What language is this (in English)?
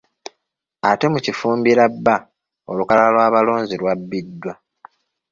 Ganda